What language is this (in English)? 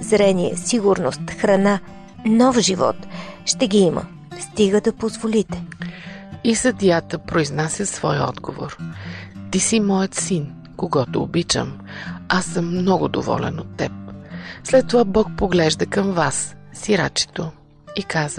Bulgarian